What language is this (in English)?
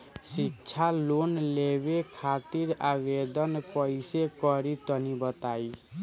Bhojpuri